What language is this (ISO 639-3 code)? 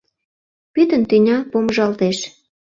chm